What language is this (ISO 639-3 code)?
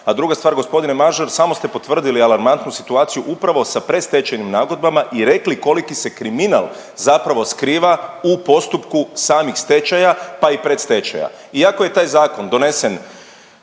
hrv